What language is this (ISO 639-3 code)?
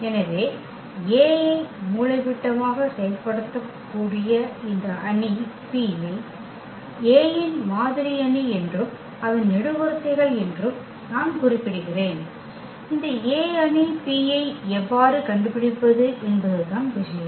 tam